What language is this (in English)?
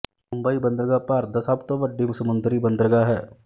Punjabi